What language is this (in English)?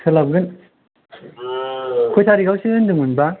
Bodo